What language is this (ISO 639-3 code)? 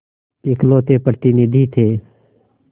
hin